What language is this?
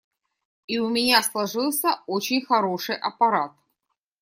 Russian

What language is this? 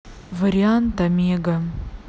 Russian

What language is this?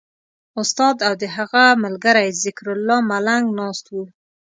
Pashto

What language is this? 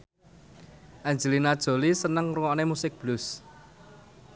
Javanese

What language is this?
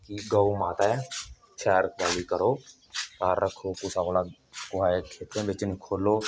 Dogri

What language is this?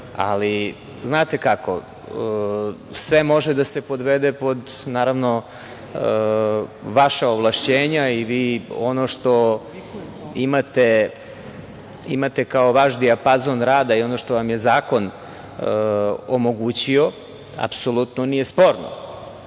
Serbian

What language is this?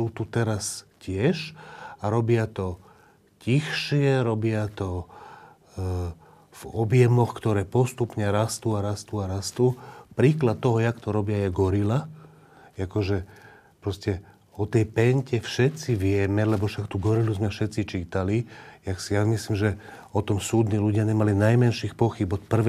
Slovak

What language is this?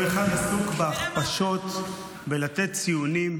Hebrew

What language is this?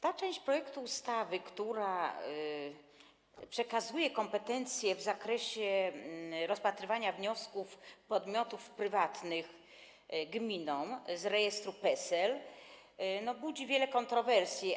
Polish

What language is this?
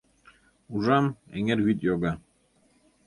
Mari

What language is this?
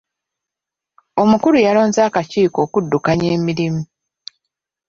Ganda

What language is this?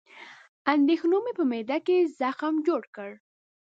Pashto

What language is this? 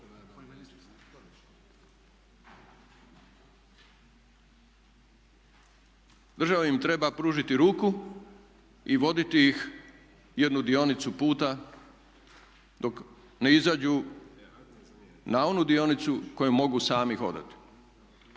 Croatian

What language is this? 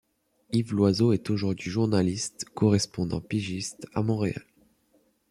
French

